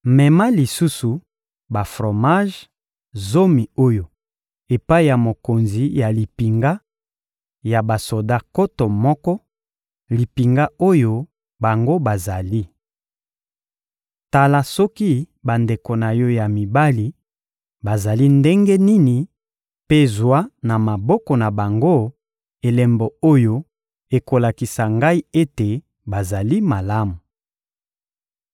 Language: Lingala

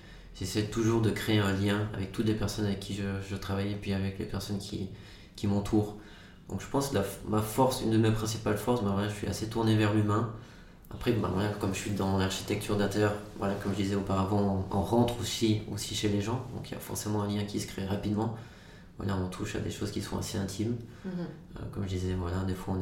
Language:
French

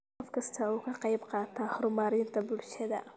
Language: Somali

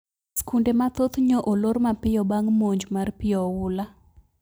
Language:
Luo (Kenya and Tanzania)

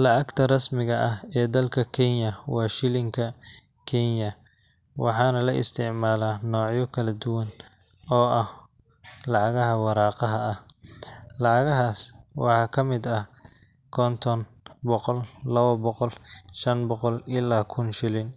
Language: Somali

